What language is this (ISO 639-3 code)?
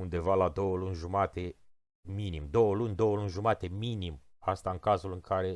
ron